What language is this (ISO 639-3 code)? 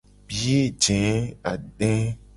gej